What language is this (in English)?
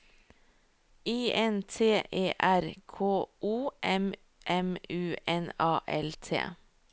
Norwegian